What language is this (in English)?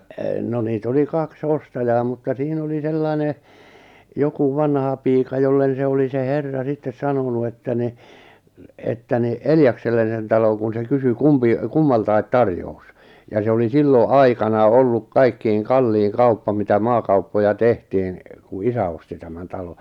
Finnish